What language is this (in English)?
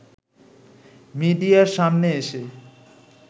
Bangla